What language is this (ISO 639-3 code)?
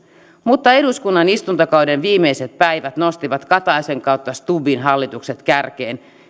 fin